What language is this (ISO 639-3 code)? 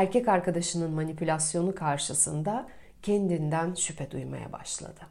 tur